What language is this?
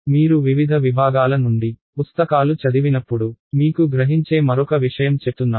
Telugu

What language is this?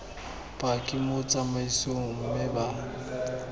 Tswana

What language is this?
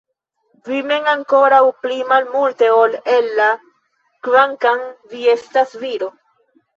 Esperanto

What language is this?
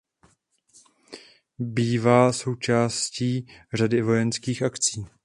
Czech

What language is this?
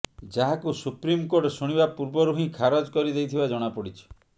Odia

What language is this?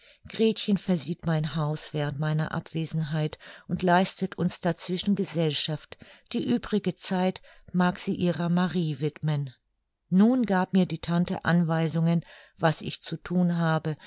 German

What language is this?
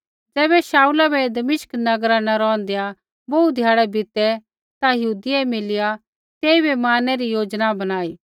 Kullu Pahari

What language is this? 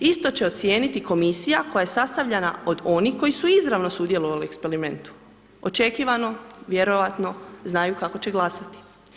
Croatian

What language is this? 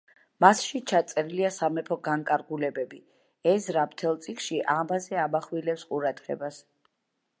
Georgian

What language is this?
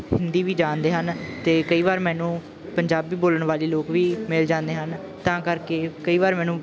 Punjabi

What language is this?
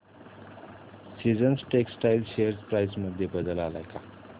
Marathi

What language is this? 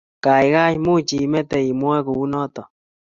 Kalenjin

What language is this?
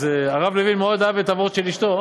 Hebrew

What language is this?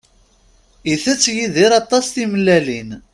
Kabyle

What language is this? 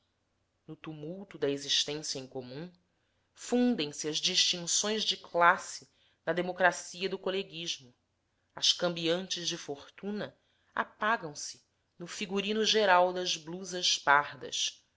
Portuguese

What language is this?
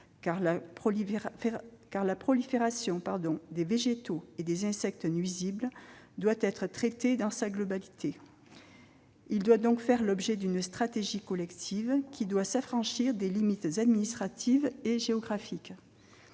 French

